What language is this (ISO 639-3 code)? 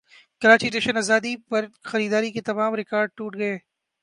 urd